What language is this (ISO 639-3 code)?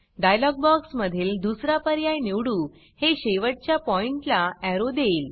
mar